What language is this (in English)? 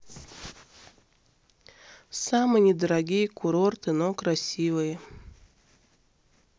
Russian